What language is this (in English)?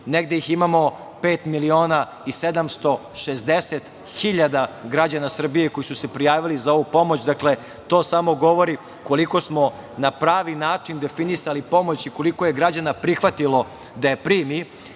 Serbian